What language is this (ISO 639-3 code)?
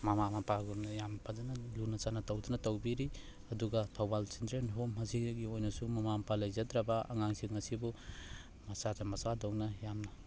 mni